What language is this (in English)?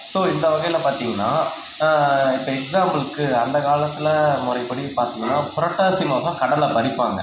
Tamil